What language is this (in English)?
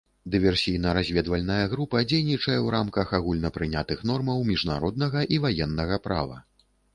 Belarusian